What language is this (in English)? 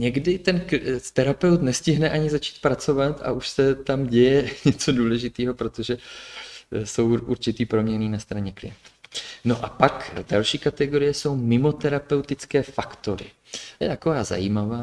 Czech